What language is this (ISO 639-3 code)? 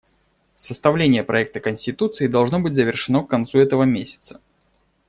rus